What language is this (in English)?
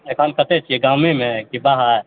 Maithili